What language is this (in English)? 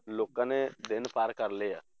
Punjabi